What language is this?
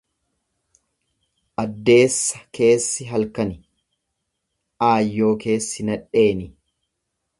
Oromo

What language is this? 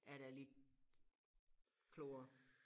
Danish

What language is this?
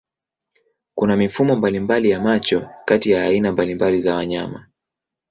Swahili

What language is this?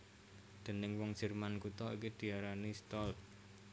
Javanese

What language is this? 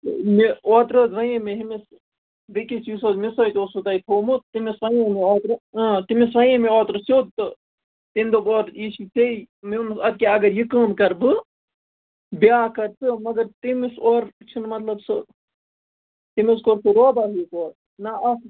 Kashmiri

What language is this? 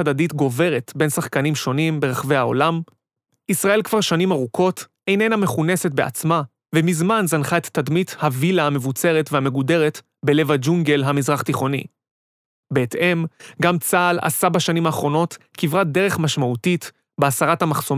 Hebrew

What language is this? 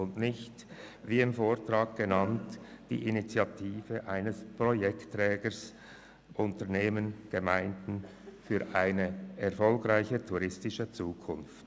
Swiss German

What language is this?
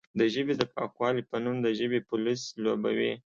Pashto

